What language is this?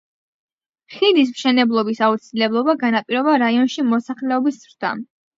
Georgian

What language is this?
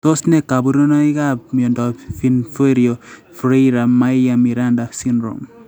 Kalenjin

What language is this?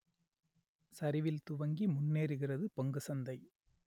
Tamil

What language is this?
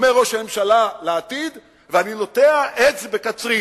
Hebrew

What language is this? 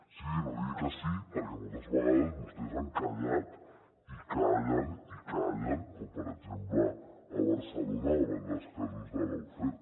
Catalan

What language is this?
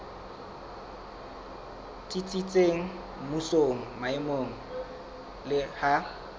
Southern Sotho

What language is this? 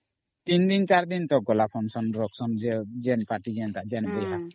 Odia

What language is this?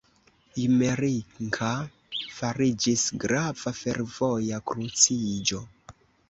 Esperanto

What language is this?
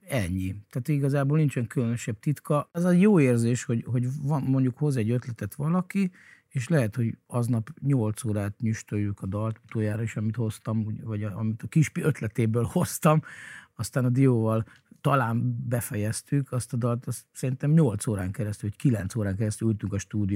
Hungarian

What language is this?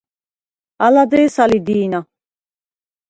Svan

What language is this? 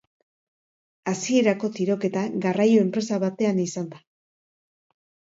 Basque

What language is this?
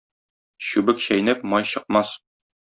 Tatar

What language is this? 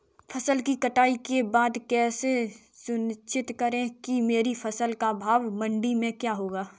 Hindi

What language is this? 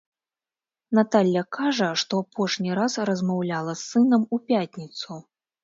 Belarusian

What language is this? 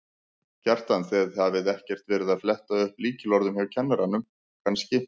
Icelandic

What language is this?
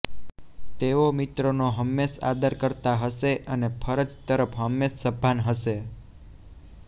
Gujarati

